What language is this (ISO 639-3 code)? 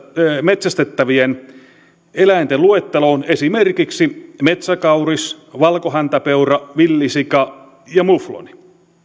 fin